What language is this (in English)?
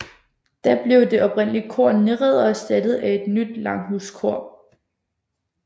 Danish